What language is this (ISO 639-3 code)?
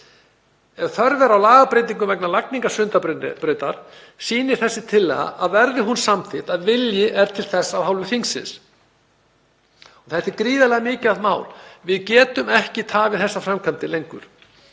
isl